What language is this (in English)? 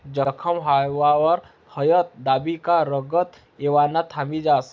Marathi